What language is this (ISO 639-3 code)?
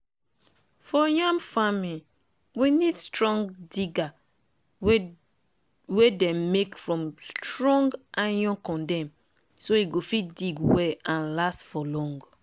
pcm